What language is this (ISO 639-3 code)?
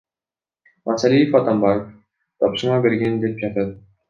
kir